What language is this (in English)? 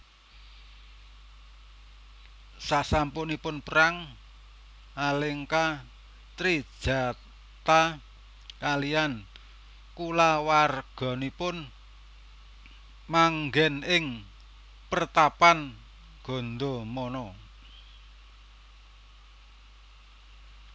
Javanese